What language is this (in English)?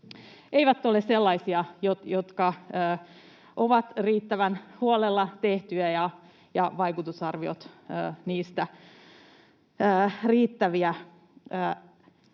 Finnish